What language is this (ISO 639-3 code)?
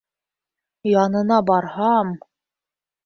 bak